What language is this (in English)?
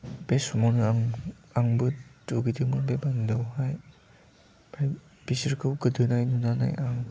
Bodo